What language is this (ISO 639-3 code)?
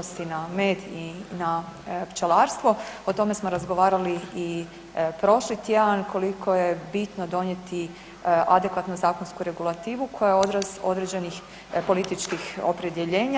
hrv